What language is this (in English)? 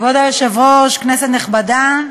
Hebrew